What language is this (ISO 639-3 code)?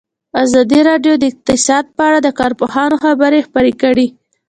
pus